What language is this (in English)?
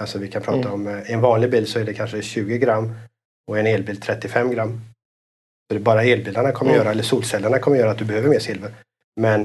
Swedish